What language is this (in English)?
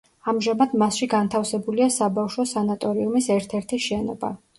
Georgian